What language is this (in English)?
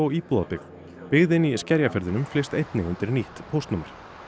Icelandic